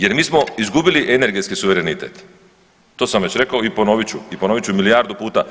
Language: Croatian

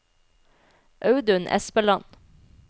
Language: Norwegian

